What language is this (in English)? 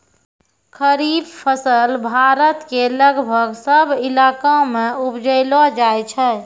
Maithili